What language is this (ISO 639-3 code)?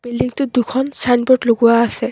asm